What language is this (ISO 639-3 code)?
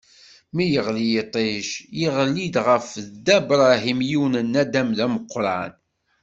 kab